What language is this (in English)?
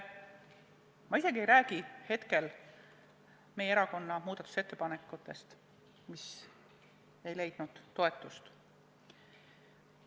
Estonian